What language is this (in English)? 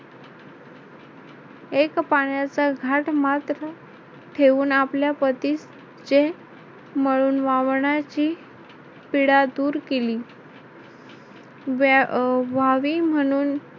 Marathi